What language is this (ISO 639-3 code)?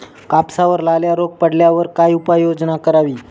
mar